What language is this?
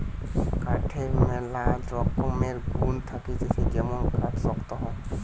Bangla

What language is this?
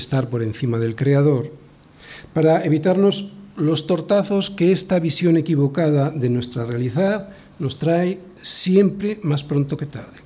Spanish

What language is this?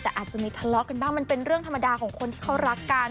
Thai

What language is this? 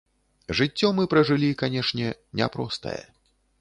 Belarusian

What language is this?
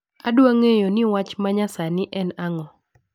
Luo (Kenya and Tanzania)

